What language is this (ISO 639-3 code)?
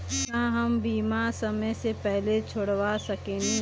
bho